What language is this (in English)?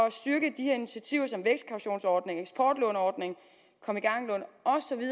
Danish